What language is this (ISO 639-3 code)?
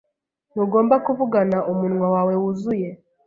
kin